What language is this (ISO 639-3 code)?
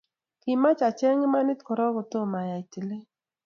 kln